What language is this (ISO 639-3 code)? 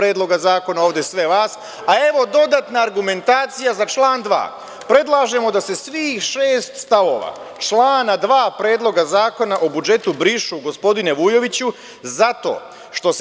srp